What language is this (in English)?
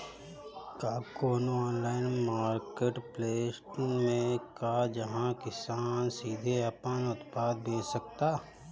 Bhojpuri